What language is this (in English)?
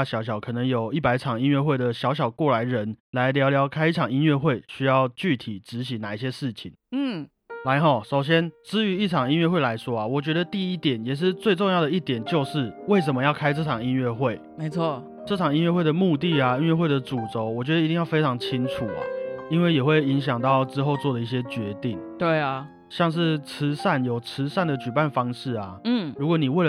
Chinese